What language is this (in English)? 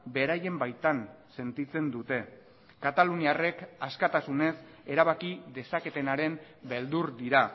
Basque